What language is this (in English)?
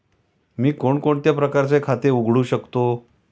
Marathi